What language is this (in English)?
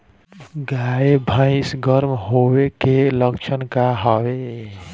Bhojpuri